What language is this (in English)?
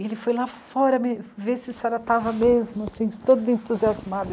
Portuguese